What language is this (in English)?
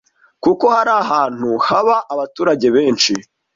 Kinyarwanda